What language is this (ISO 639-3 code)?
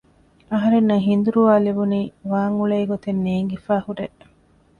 div